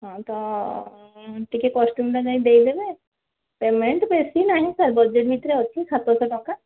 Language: Odia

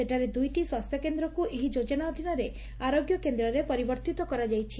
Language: Odia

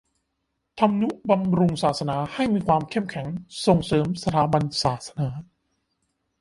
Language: Thai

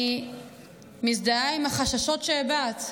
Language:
Hebrew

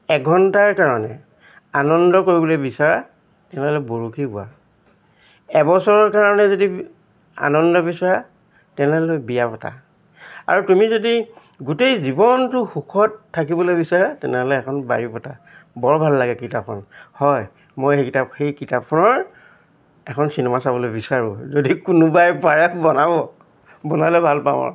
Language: Assamese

